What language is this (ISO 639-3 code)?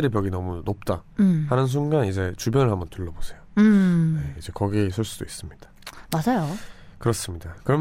kor